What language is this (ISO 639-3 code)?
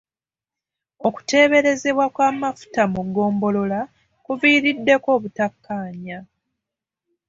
lug